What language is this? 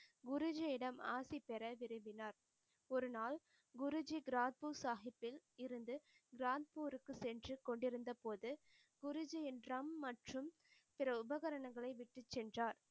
Tamil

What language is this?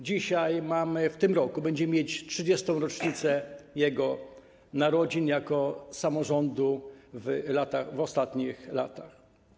Polish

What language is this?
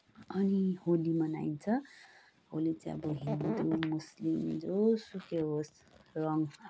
Nepali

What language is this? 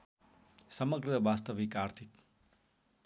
Nepali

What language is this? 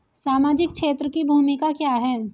Hindi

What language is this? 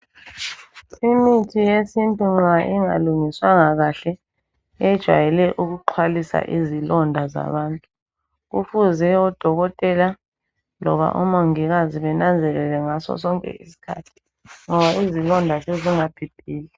North Ndebele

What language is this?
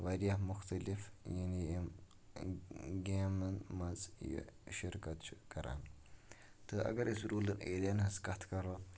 Kashmiri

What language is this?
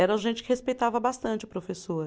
Portuguese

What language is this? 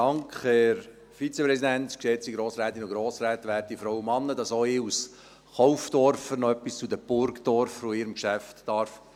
Swiss German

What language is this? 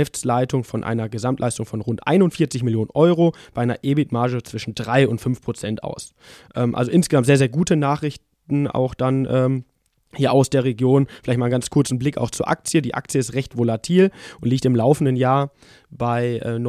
German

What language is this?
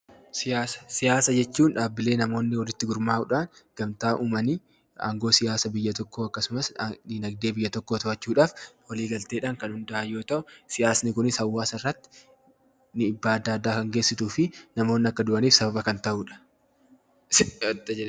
Oromo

